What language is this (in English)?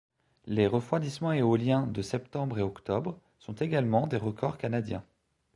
French